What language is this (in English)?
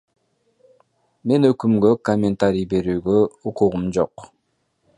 Kyrgyz